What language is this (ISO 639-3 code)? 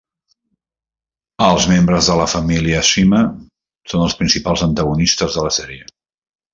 cat